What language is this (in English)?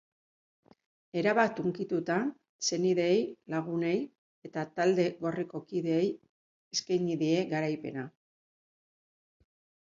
Basque